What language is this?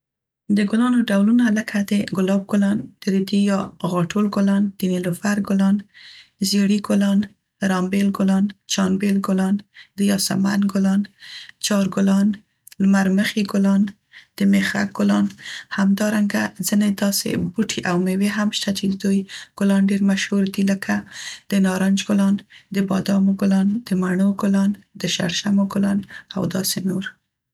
Central Pashto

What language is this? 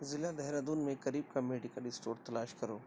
Urdu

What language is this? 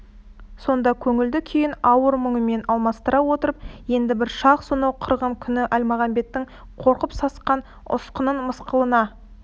Kazakh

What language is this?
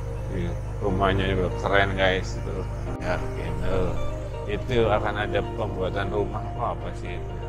Indonesian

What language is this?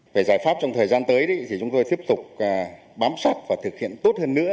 Vietnamese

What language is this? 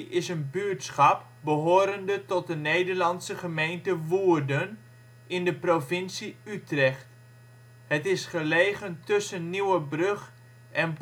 Dutch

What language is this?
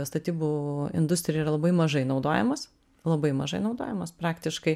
Lithuanian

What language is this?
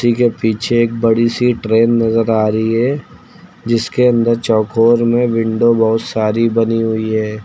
Hindi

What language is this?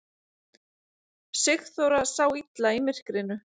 Icelandic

